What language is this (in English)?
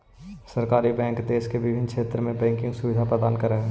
Magahi